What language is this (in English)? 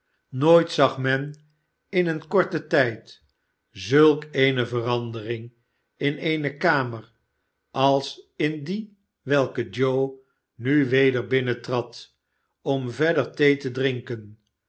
Dutch